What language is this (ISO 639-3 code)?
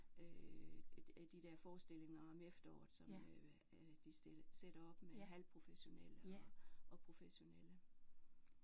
dan